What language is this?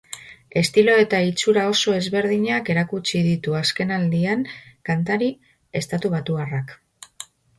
Basque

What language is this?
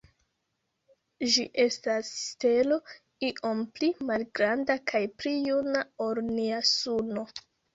Esperanto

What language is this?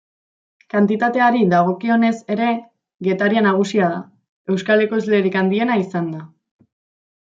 Basque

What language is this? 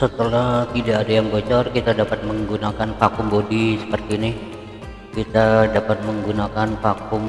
Indonesian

